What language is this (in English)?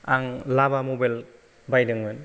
Bodo